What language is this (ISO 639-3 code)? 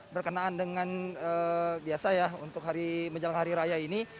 ind